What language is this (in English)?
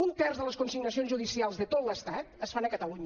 Catalan